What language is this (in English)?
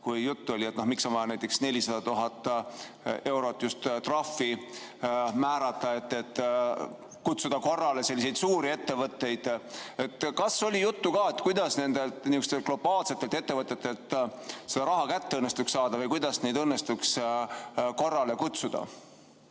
Estonian